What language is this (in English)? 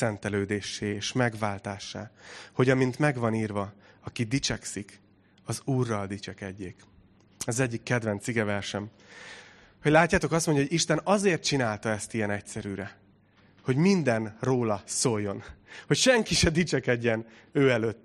Hungarian